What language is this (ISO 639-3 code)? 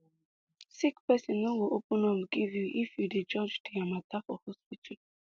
pcm